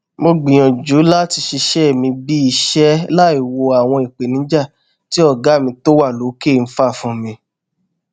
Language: Yoruba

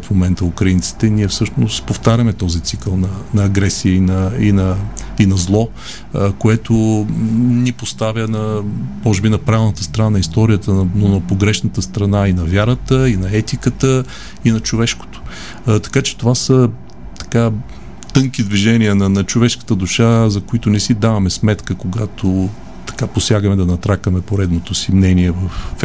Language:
Bulgarian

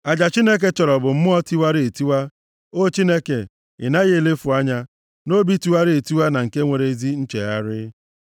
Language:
Igbo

